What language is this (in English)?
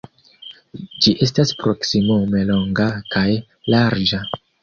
Esperanto